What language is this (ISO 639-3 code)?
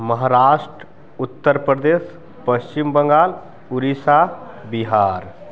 mai